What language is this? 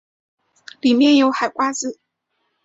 Chinese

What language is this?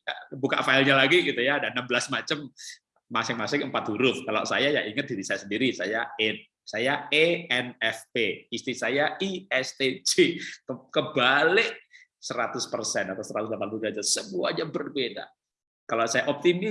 Indonesian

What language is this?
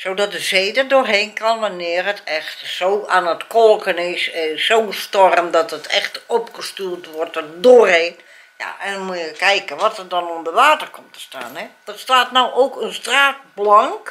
Dutch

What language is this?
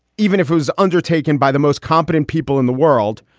English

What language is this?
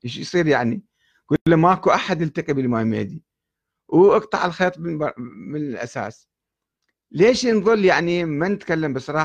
Arabic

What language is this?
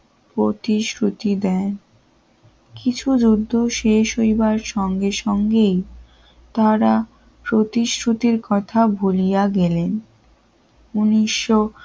Bangla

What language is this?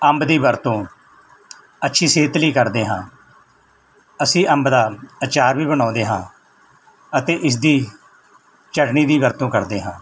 Punjabi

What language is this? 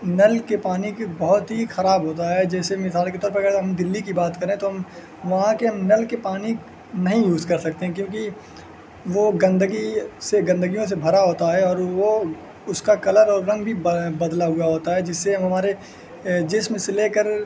Urdu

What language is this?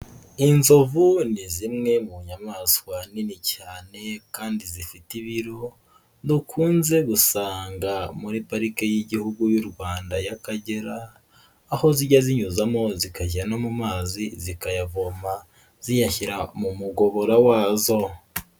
Kinyarwanda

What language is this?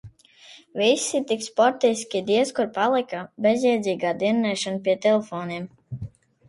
Latvian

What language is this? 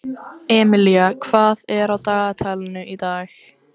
Icelandic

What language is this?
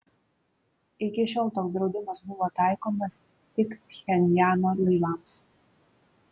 Lithuanian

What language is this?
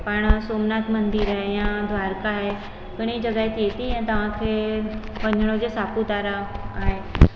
Sindhi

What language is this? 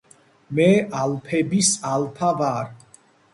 Georgian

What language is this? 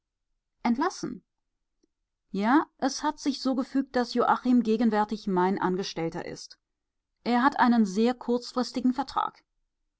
German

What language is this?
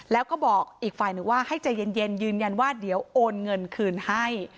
Thai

